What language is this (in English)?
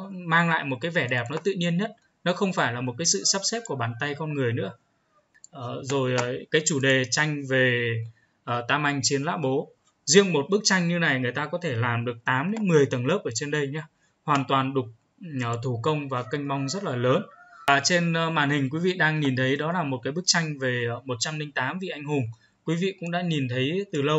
Vietnamese